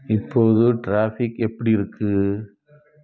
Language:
Tamil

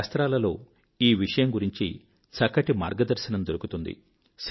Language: Telugu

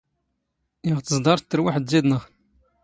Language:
Standard Moroccan Tamazight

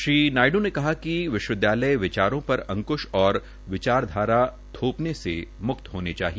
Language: Hindi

